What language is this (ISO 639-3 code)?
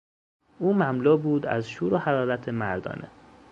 fas